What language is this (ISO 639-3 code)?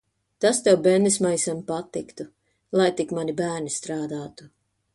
lav